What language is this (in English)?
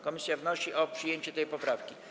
Polish